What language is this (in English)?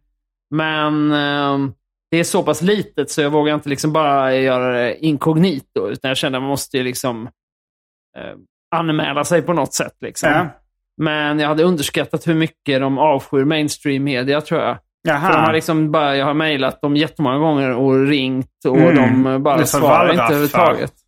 Swedish